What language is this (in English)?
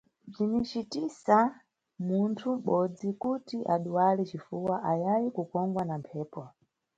Nyungwe